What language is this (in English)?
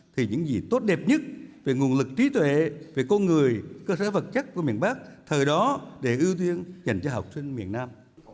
Vietnamese